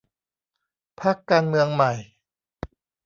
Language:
Thai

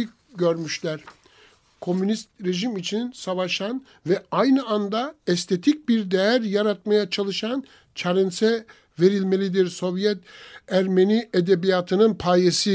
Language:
Turkish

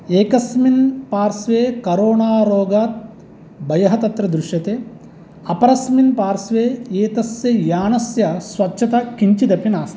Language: Sanskrit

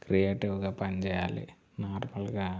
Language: Telugu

